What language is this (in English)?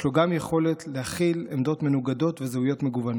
Hebrew